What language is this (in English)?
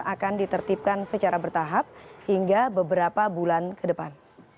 Indonesian